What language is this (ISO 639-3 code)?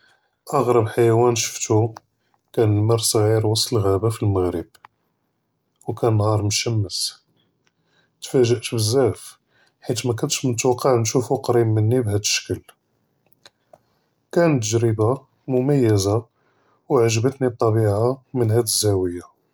jrb